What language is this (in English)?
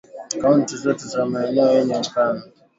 Swahili